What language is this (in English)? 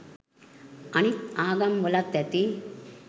Sinhala